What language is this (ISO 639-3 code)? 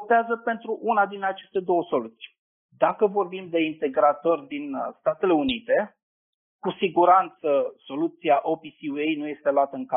ron